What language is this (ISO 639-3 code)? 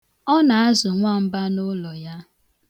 ibo